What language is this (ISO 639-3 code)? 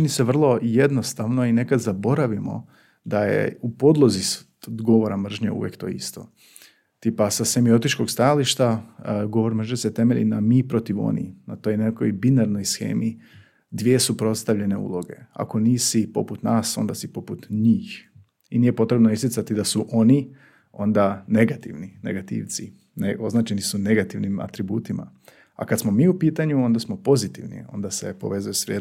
hrv